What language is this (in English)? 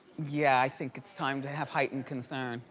English